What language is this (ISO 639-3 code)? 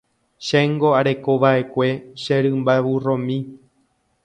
grn